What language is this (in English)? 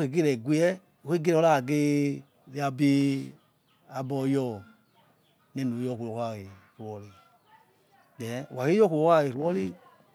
Yekhee